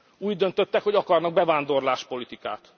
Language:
Hungarian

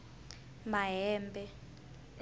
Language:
Tsonga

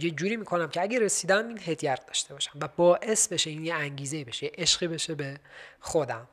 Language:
Persian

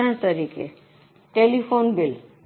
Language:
Gujarati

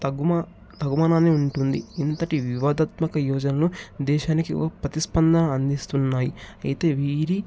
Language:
Telugu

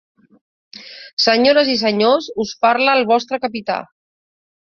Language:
Catalan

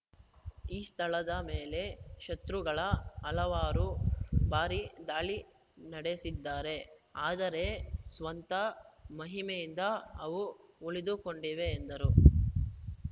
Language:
Kannada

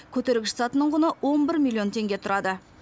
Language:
Kazakh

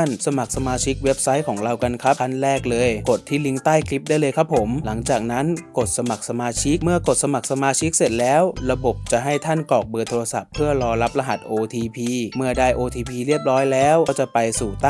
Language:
Thai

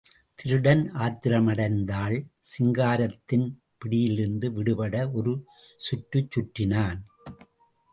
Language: Tamil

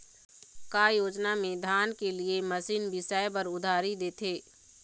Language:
Chhattisgarhi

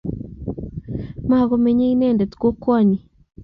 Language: Kalenjin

